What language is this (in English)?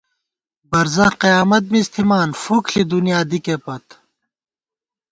Gawar-Bati